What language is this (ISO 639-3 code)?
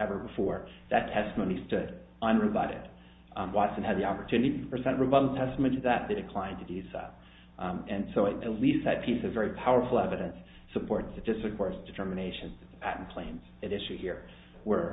eng